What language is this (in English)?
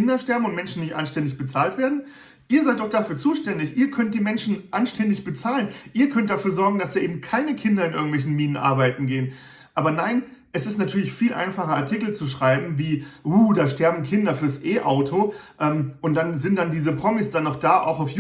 German